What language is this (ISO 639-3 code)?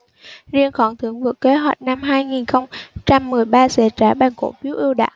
vie